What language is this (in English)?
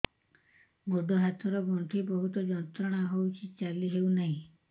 Odia